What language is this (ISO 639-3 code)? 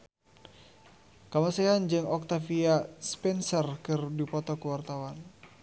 sun